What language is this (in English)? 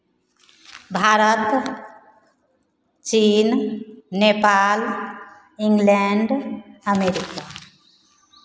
Hindi